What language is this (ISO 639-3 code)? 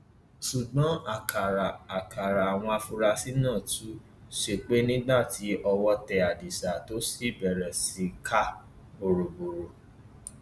yor